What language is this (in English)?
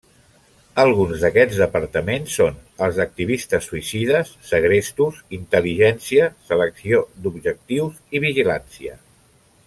Catalan